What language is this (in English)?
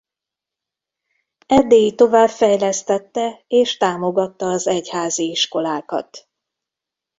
Hungarian